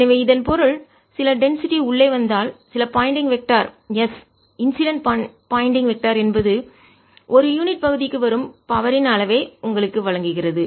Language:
Tamil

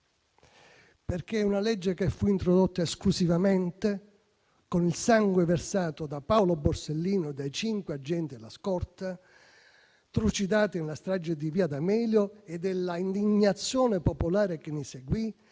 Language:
Italian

